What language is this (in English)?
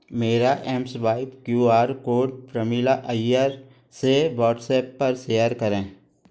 Hindi